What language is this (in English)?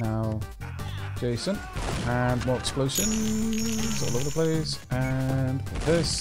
English